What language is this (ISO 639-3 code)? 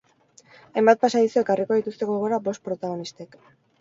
eus